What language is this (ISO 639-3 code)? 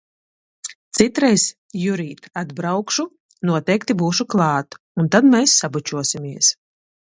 lav